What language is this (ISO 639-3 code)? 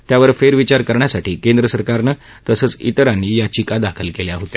mar